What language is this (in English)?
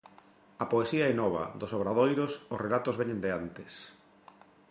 Galician